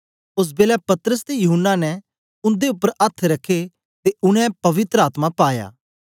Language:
Dogri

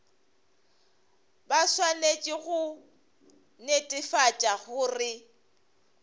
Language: Northern Sotho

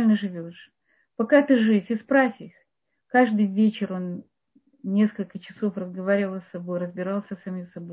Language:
Russian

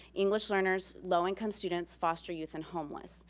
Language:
English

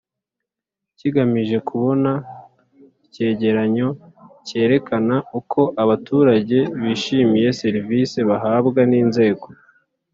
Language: Kinyarwanda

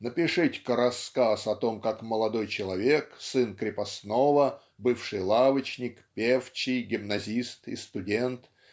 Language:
Russian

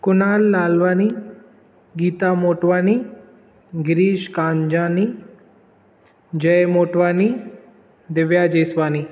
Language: Sindhi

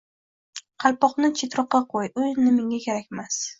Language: Uzbek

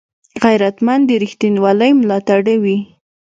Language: Pashto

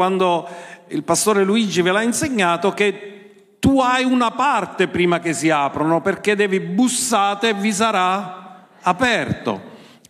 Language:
Italian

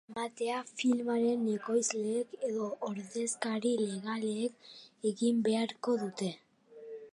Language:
Basque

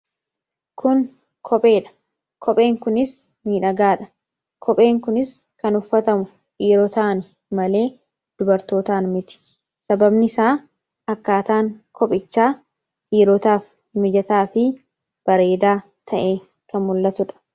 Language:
Oromo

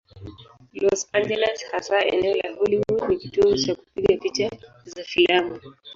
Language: Swahili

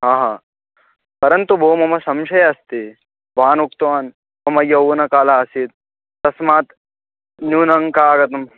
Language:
Sanskrit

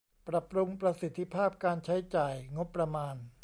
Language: Thai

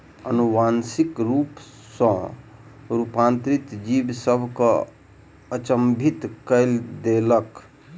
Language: Maithili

